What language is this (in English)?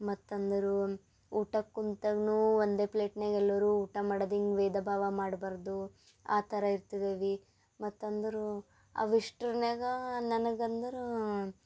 Kannada